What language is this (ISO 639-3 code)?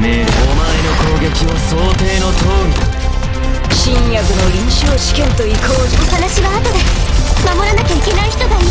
jpn